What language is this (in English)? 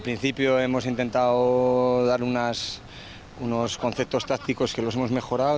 Indonesian